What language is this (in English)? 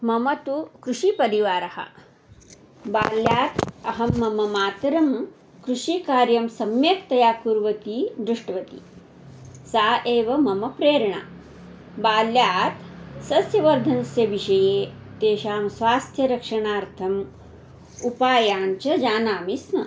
Sanskrit